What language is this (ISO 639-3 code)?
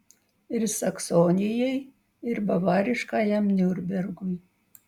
lit